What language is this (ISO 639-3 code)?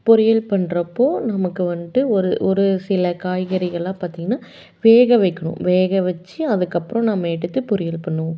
tam